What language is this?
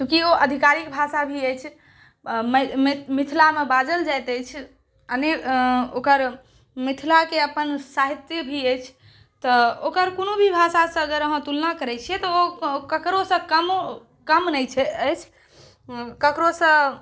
Maithili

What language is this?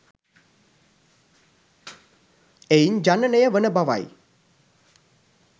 Sinhala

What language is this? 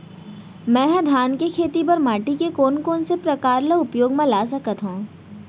Chhattisgarhi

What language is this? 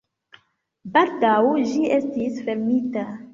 Esperanto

